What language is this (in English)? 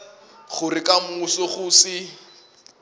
Northern Sotho